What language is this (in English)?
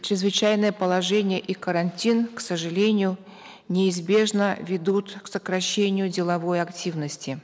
Kazakh